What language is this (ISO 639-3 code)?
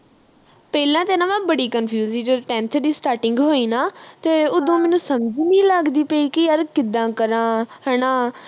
pan